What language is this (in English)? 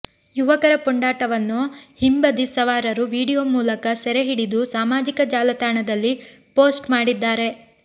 Kannada